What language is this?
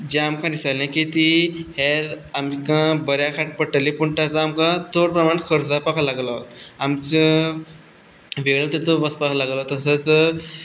Konkani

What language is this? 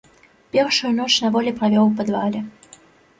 Belarusian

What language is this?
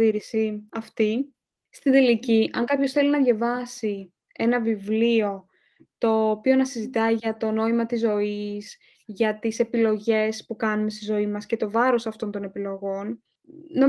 Greek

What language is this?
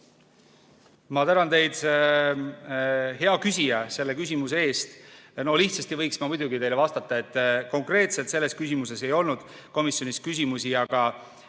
Estonian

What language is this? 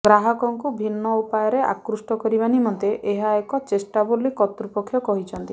Odia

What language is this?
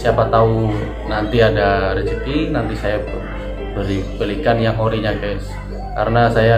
Indonesian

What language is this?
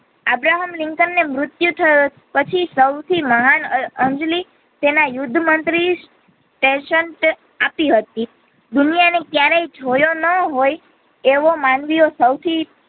Gujarati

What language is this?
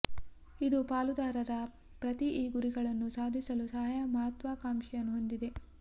Kannada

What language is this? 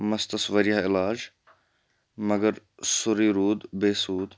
Kashmiri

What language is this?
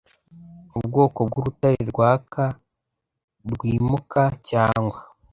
Kinyarwanda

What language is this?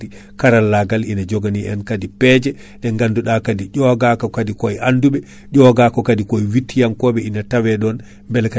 Fula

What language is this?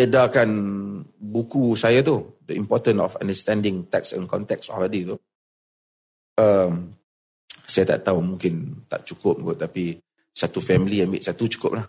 Malay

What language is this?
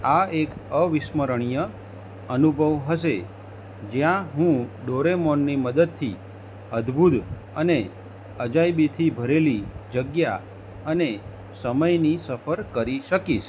Gujarati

